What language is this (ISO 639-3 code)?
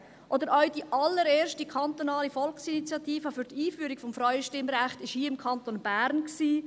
gsw